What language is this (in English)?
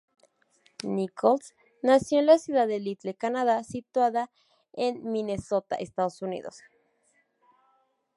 Spanish